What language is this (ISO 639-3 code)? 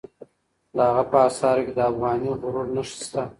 pus